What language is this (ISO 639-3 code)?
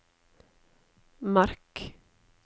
nor